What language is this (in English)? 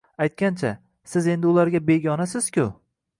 Uzbek